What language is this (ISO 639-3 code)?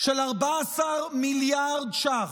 heb